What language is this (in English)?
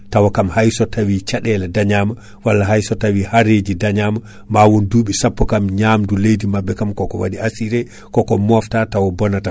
Fula